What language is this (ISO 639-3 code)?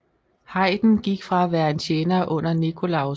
dan